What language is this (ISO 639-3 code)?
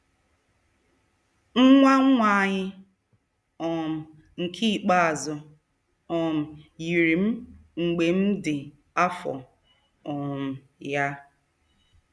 ibo